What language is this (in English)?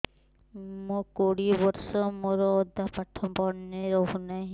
Odia